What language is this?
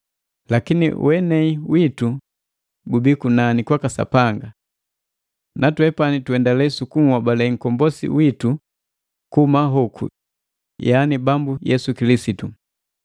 Matengo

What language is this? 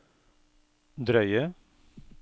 Norwegian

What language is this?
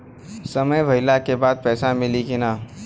Bhojpuri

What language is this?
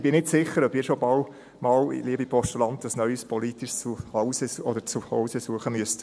Swiss German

